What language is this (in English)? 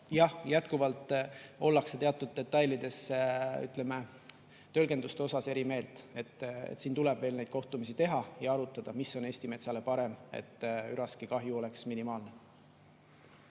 Estonian